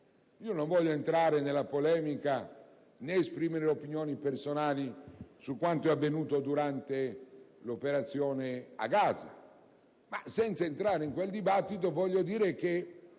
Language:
Italian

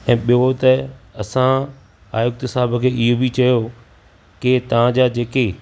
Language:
Sindhi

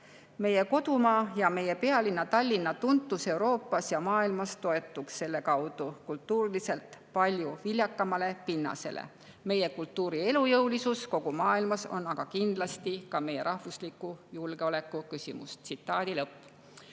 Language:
Estonian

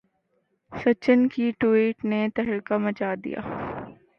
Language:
Urdu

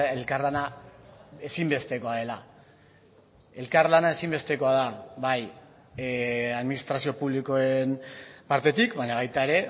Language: Basque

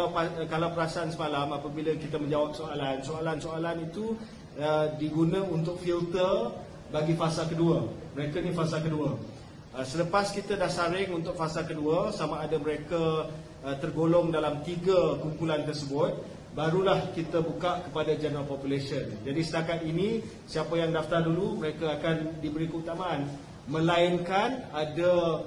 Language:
Malay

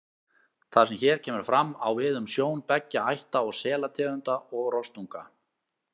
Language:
Icelandic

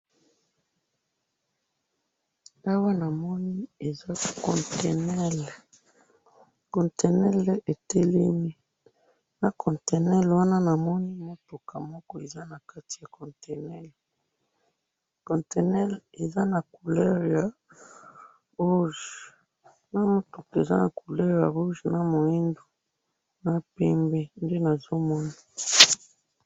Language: Lingala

